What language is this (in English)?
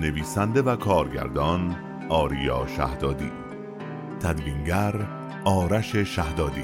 Persian